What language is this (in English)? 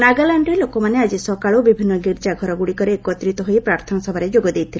Odia